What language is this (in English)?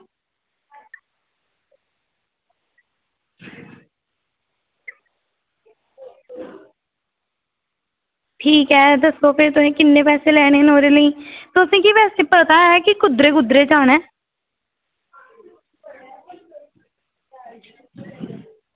Dogri